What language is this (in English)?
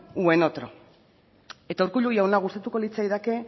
Basque